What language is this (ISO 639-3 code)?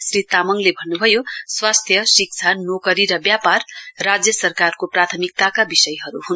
nep